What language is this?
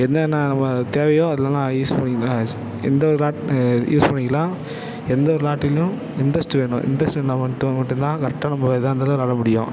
Tamil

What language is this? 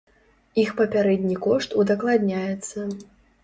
Belarusian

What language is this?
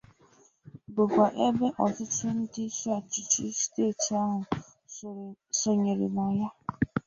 Igbo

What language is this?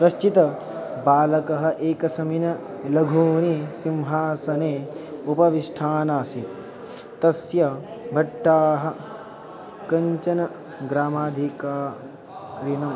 Sanskrit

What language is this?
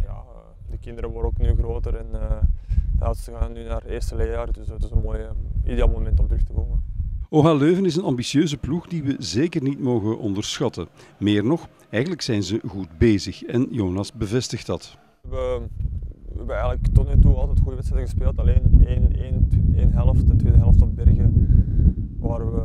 Dutch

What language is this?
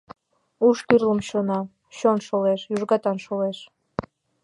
Mari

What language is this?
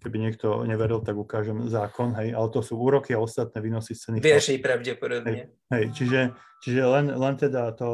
Slovak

